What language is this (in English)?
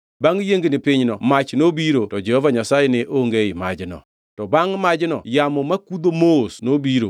Luo (Kenya and Tanzania)